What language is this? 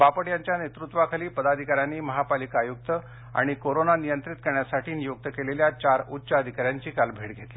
Marathi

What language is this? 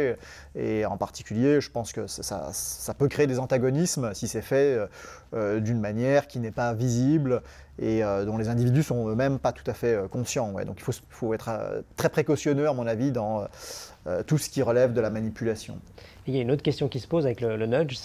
French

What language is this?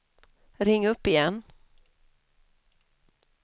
Swedish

